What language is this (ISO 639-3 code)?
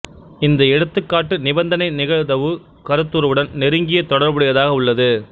tam